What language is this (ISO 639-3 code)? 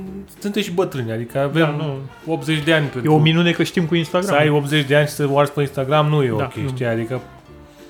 ron